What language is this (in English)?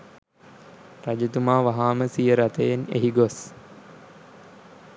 Sinhala